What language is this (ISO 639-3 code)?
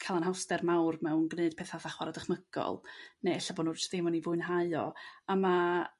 cym